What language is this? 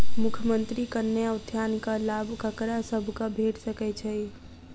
Maithili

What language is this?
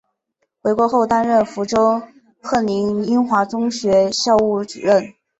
Chinese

